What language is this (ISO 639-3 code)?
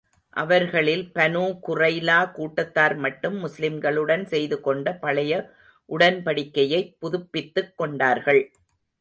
tam